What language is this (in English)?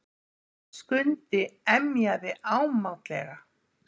Icelandic